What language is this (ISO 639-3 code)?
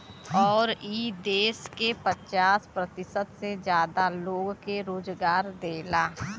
bho